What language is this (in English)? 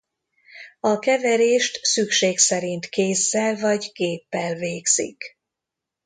Hungarian